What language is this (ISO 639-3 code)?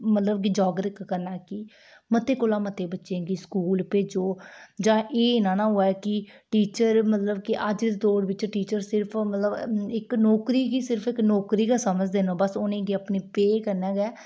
doi